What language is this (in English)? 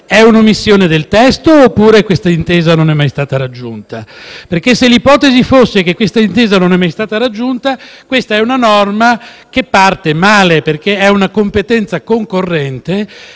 Italian